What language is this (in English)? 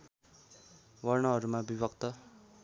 Nepali